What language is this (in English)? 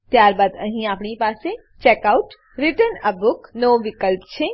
Gujarati